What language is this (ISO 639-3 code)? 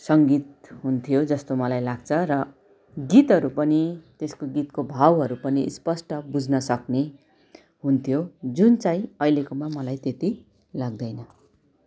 nep